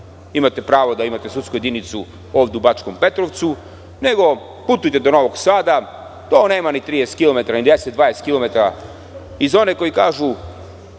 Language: Serbian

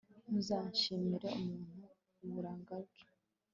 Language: Kinyarwanda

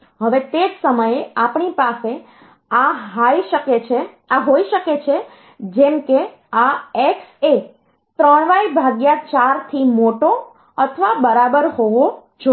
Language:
Gujarati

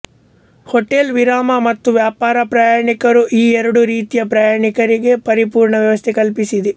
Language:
Kannada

